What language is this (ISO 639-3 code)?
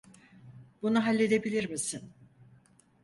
tur